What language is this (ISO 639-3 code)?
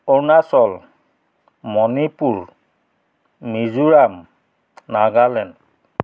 asm